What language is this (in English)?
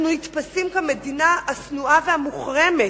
Hebrew